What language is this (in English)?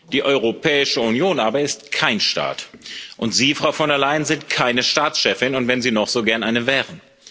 German